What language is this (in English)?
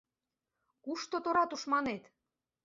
Mari